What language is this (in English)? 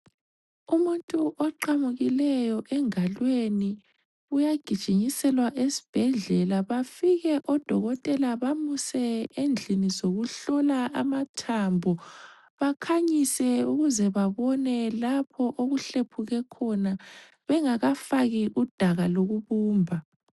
North Ndebele